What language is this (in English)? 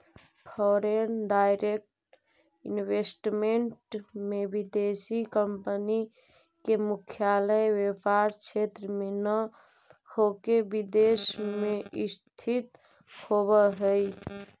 Magahi